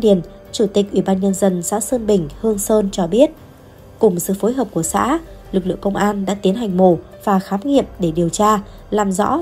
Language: Vietnamese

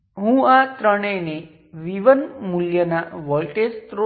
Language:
Gujarati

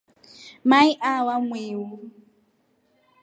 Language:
Rombo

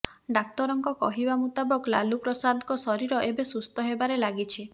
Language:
Odia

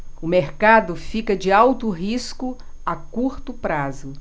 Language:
Portuguese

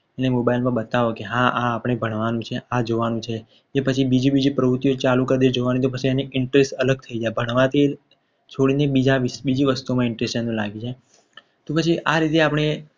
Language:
Gujarati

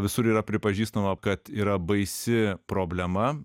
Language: Lithuanian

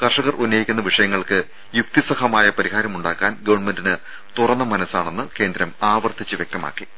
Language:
Malayalam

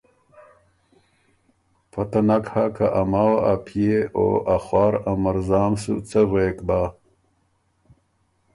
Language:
Ormuri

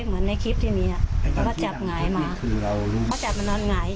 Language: Thai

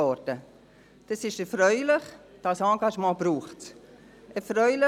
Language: Swiss German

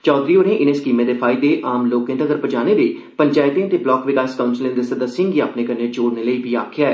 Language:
Dogri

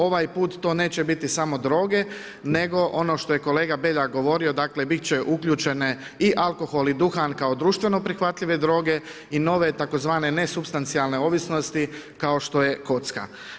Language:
Croatian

